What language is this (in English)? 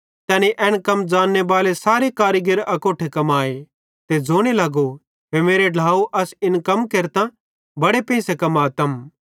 Bhadrawahi